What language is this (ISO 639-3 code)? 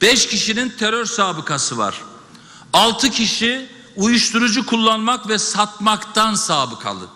tur